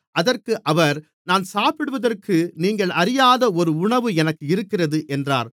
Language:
Tamil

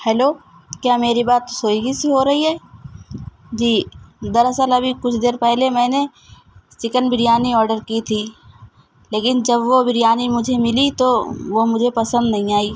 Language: Urdu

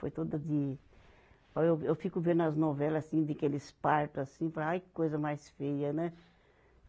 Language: Portuguese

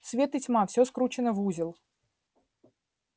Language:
Russian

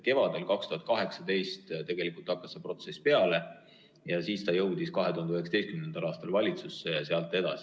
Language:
Estonian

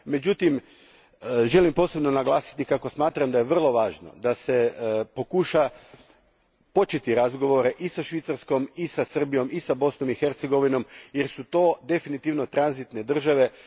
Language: Croatian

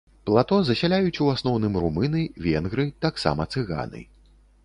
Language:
Belarusian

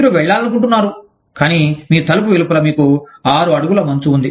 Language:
Telugu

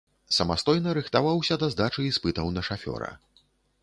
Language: Belarusian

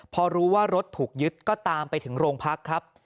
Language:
Thai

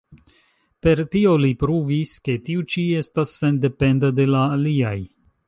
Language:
Esperanto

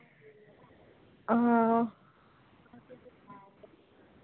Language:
Dogri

